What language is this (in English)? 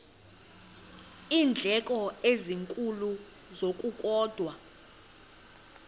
Xhosa